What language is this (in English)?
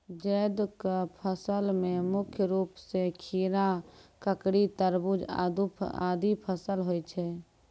Maithili